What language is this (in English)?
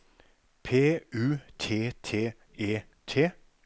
Norwegian